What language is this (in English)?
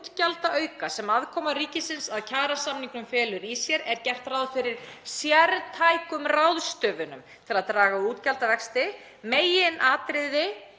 Icelandic